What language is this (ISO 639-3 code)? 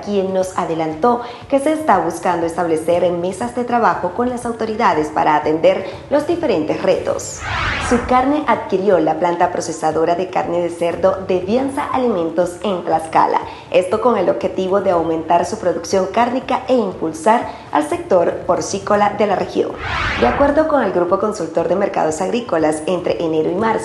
spa